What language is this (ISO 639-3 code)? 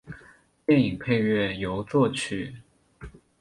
zho